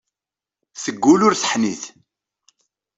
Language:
Kabyle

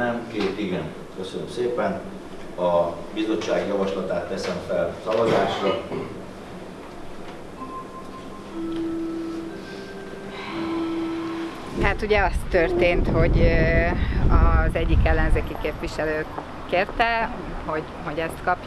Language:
Hungarian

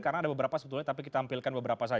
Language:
Indonesian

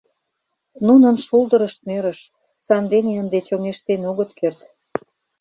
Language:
Mari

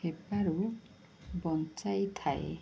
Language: Odia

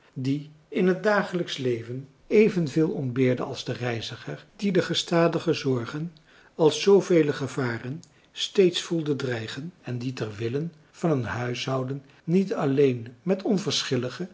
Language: Dutch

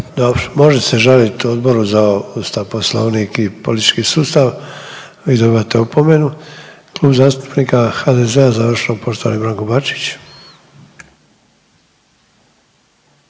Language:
Croatian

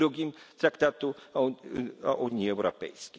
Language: Polish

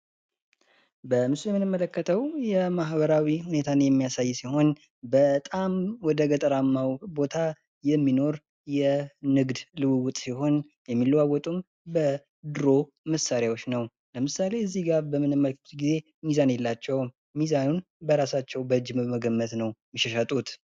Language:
Amharic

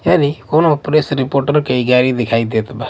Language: Bhojpuri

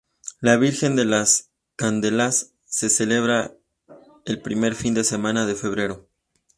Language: Spanish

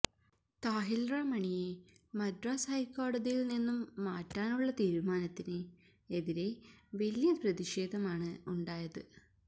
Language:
Malayalam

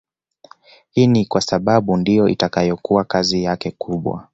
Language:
Swahili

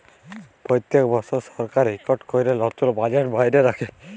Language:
Bangla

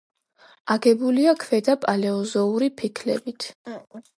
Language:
Georgian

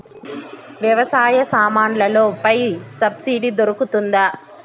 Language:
Telugu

